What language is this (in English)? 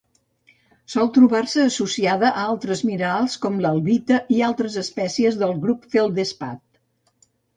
Catalan